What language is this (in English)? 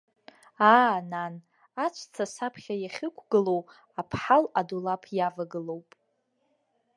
Abkhazian